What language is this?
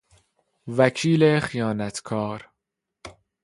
Persian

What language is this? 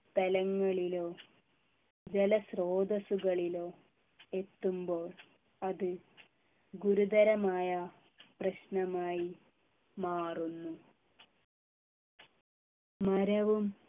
Malayalam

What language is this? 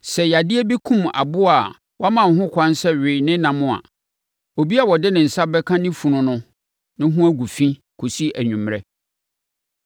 Akan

